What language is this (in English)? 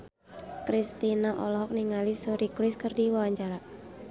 Sundanese